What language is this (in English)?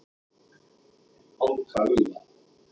Icelandic